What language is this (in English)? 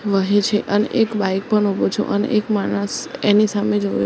Gujarati